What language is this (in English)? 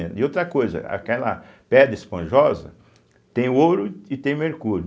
Portuguese